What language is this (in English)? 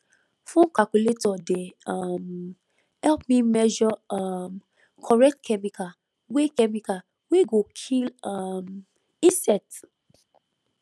Nigerian Pidgin